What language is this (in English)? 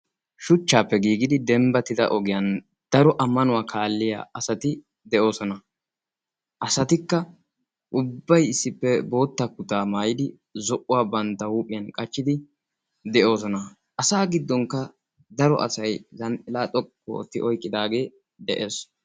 Wolaytta